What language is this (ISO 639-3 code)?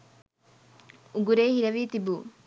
sin